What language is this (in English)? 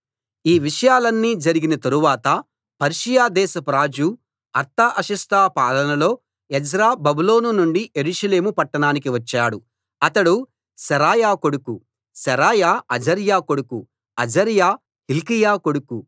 Telugu